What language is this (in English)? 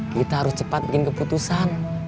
Indonesian